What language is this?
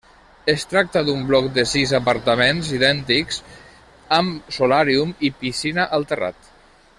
Catalan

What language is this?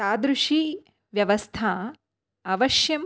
Sanskrit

